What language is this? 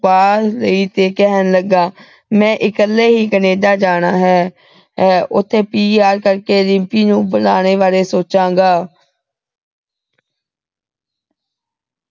Punjabi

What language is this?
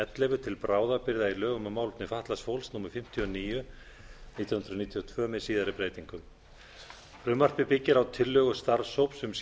Icelandic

